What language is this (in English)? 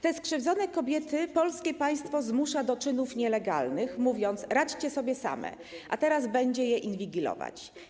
Polish